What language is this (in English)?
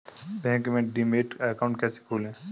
Hindi